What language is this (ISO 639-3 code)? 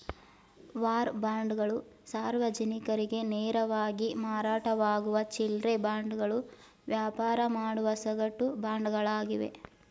kan